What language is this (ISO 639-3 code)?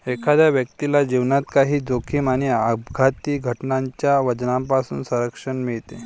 mar